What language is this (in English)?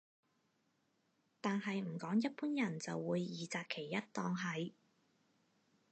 Cantonese